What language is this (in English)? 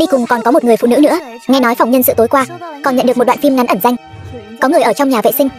Vietnamese